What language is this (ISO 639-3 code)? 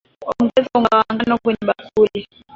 swa